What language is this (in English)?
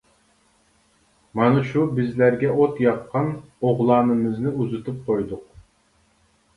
Uyghur